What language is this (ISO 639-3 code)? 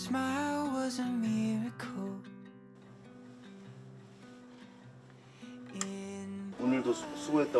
kor